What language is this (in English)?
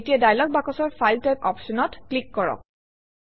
Assamese